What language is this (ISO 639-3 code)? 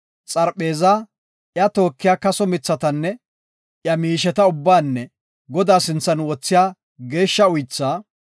gof